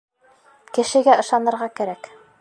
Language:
Bashkir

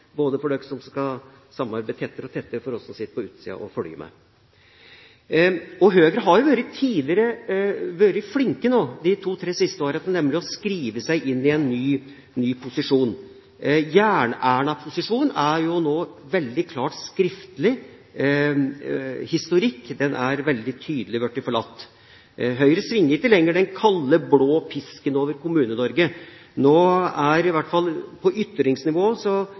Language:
Norwegian Bokmål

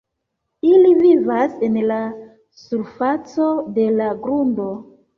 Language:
Esperanto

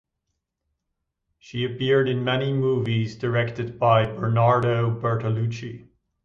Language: English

